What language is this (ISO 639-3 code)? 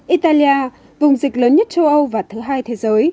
vie